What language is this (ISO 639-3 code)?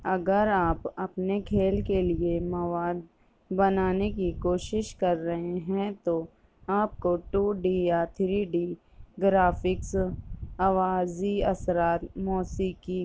urd